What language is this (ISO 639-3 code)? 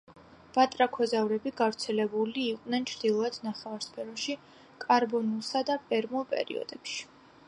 kat